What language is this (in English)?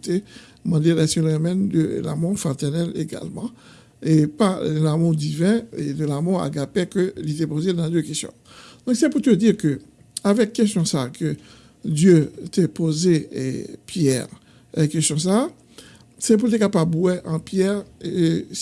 French